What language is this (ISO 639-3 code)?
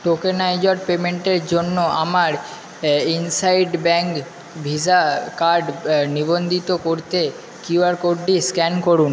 ben